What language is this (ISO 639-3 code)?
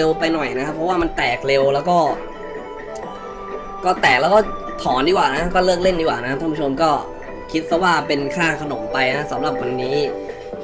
tha